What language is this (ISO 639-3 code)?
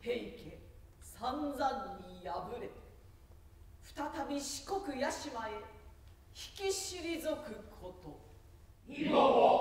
jpn